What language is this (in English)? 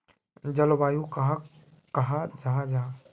Magahi